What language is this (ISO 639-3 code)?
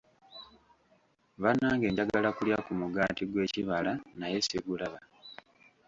lug